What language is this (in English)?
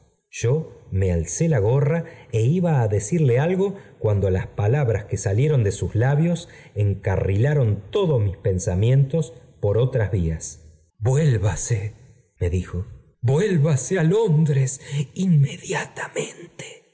Spanish